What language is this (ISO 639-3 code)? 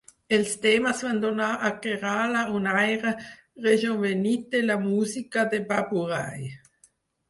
cat